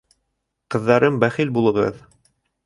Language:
Bashkir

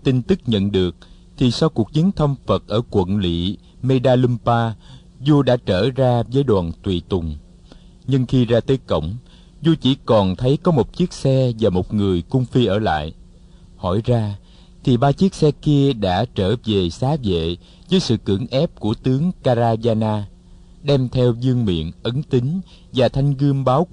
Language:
Vietnamese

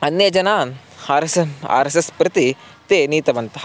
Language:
Sanskrit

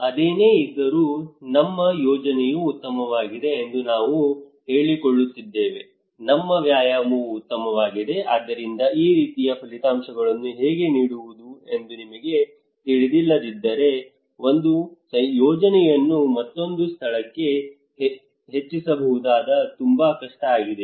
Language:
Kannada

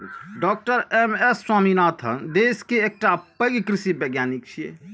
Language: Maithili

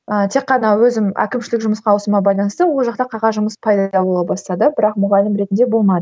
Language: Kazakh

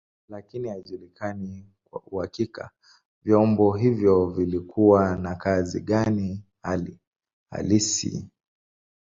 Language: Swahili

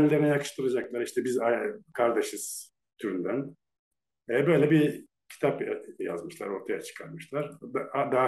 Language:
Turkish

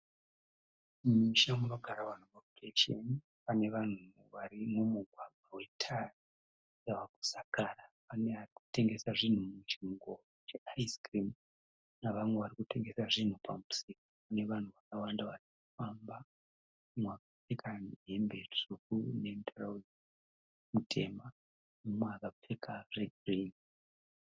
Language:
Shona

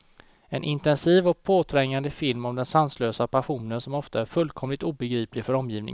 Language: Swedish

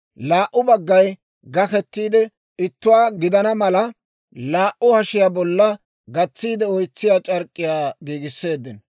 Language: Dawro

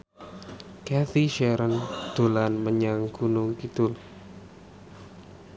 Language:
Javanese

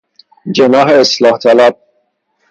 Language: Persian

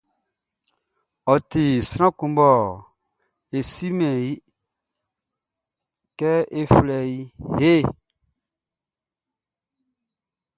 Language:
Baoulé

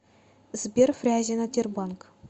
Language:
Russian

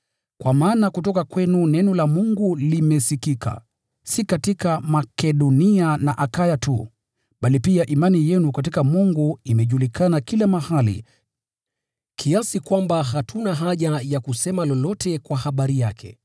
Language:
Swahili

